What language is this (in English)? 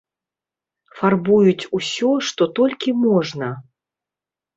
Belarusian